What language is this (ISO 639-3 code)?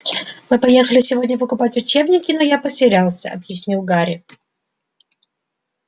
rus